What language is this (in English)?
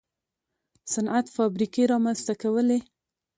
Pashto